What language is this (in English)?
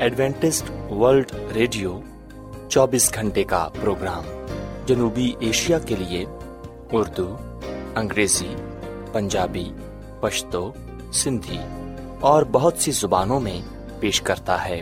Urdu